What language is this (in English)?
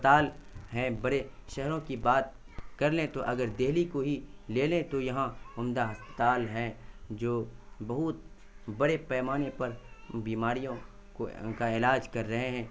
Urdu